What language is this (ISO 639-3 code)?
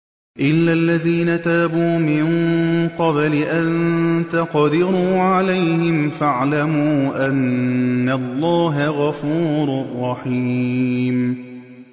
ara